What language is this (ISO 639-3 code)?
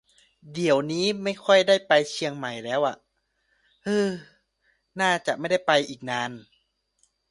tha